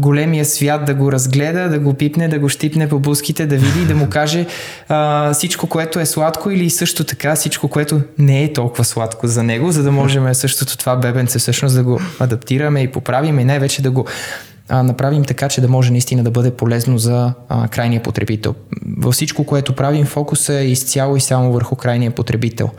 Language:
Bulgarian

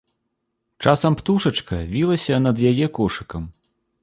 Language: Belarusian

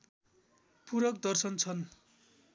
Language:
Nepali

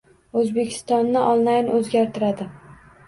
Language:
Uzbek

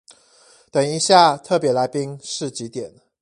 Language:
Chinese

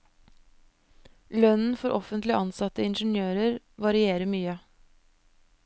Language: Norwegian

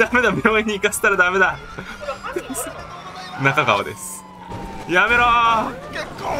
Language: Japanese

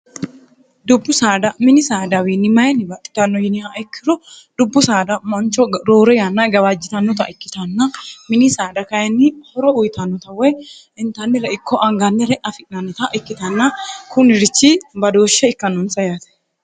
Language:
Sidamo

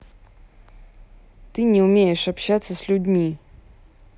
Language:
Russian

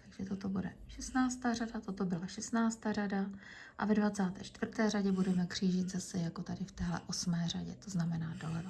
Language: Czech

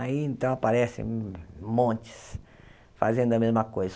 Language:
Portuguese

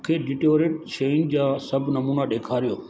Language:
Sindhi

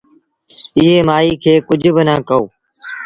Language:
Sindhi Bhil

